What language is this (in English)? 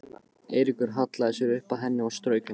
Icelandic